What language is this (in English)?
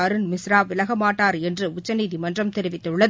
Tamil